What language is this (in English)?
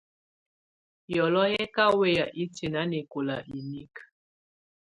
Tunen